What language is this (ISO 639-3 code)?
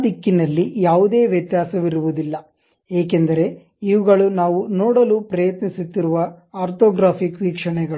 kan